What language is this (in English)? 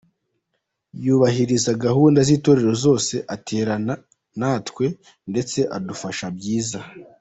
Kinyarwanda